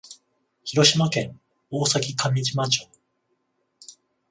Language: Japanese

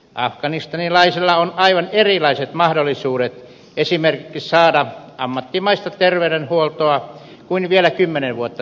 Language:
Finnish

